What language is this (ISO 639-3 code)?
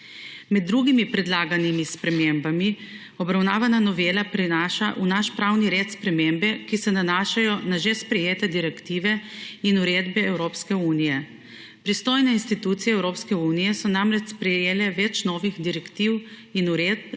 slv